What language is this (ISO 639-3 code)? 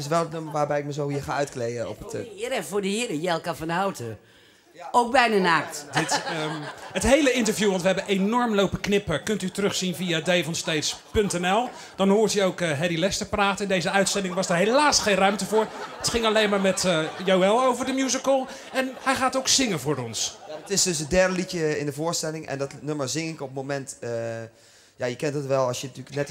nld